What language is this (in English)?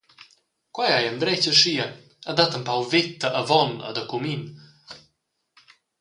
Romansh